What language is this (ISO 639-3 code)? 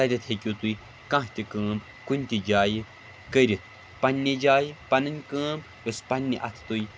kas